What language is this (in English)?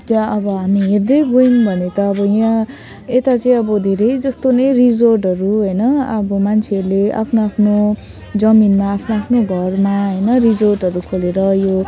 Nepali